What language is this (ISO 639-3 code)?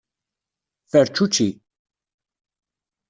kab